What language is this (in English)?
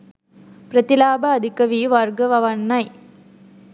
Sinhala